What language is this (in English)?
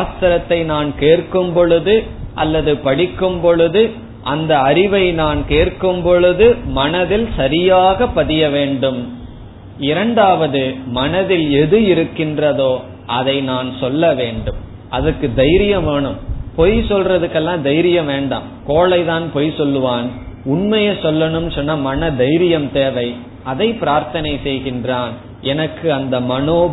Tamil